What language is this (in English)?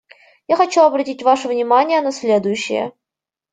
Russian